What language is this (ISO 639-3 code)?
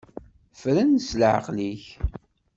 kab